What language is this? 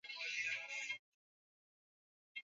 Swahili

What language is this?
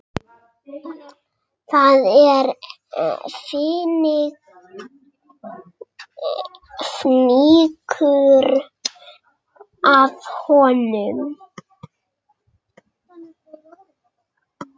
Icelandic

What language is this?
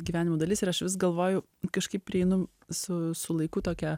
Lithuanian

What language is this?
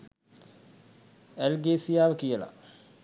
Sinhala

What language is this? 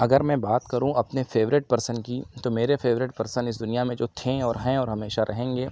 Urdu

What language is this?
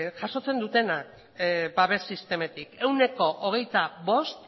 Basque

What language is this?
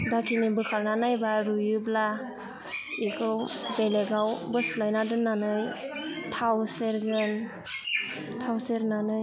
Bodo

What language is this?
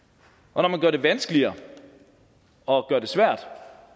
Danish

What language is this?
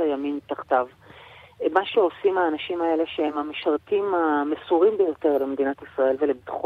Hebrew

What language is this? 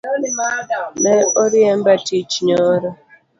Luo (Kenya and Tanzania)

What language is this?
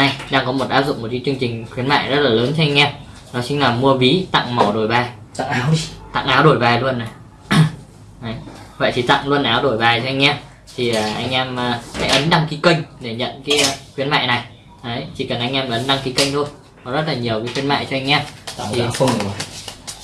Vietnamese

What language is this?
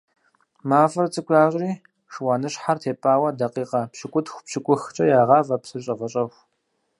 Kabardian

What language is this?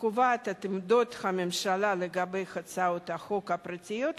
Hebrew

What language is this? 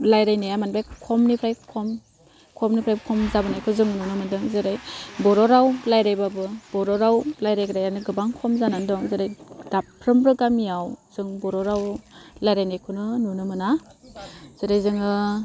Bodo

